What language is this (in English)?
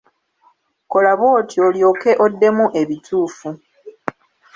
Ganda